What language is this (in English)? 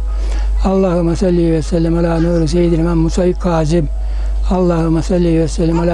Turkish